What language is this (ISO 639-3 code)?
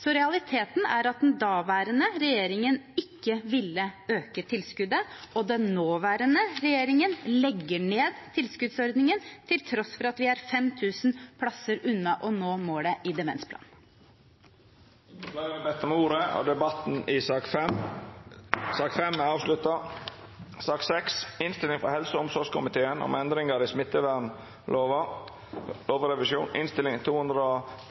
nor